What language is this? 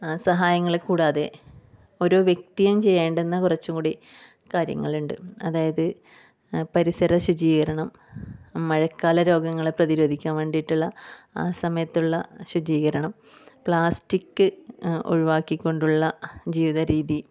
Malayalam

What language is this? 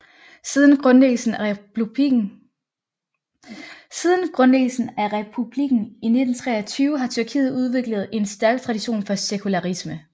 Danish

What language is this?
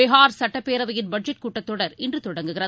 Tamil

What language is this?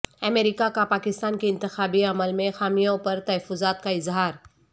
Urdu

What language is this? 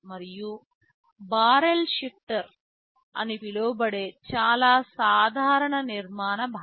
Telugu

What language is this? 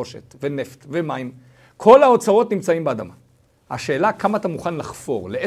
Hebrew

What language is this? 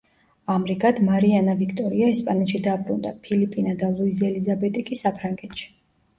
Georgian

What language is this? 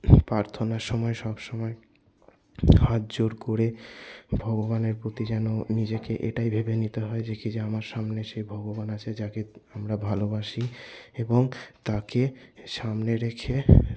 Bangla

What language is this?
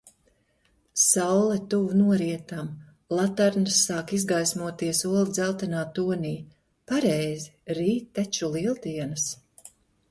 Latvian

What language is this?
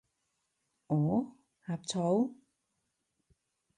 Cantonese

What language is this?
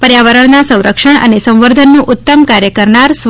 Gujarati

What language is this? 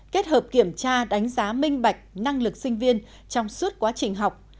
Vietnamese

